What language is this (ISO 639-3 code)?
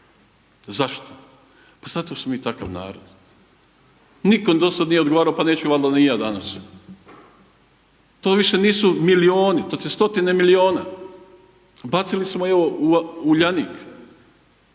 hrv